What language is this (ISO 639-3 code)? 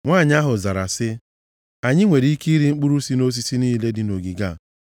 ibo